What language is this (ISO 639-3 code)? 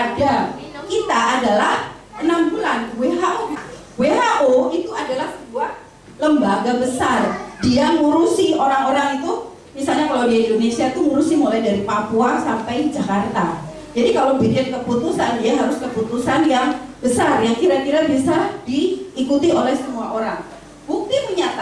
ind